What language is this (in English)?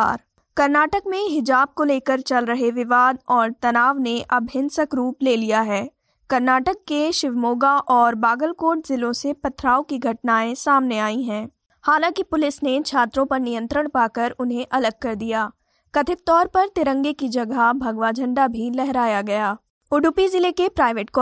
Hindi